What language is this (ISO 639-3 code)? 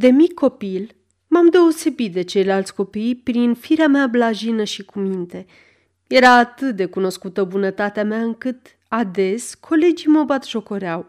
ron